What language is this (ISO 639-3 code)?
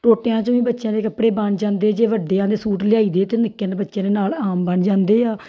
pan